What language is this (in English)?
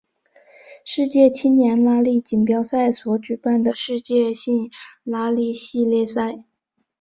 Chinese